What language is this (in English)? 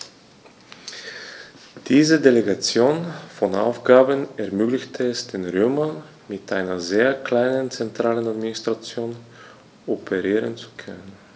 German